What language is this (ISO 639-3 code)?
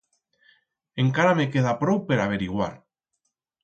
arg